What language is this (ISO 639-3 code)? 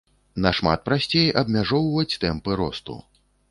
bel